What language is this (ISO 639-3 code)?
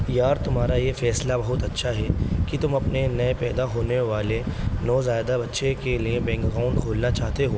urd